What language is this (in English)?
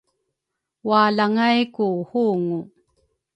Rukai